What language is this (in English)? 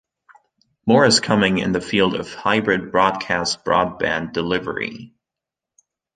English